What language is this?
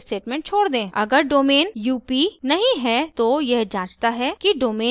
Hindi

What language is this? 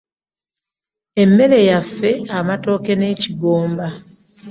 Ganda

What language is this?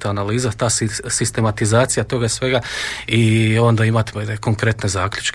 Croatian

